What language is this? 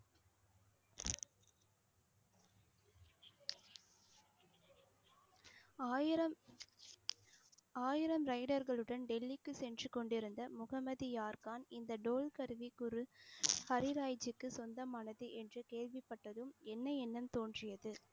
Tamil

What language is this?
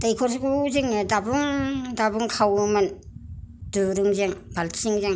Bodo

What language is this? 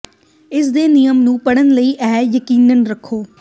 Punjabi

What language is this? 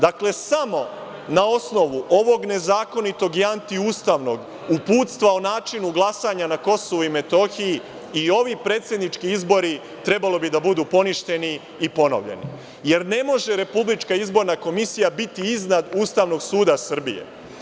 Serbian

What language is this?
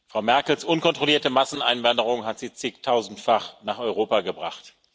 German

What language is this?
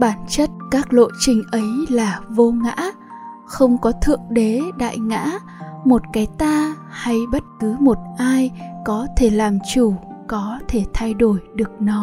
Vietnamese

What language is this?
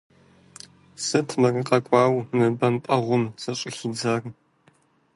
Kabardian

